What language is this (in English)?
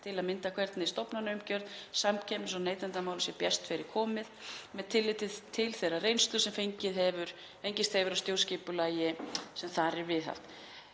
Icelandic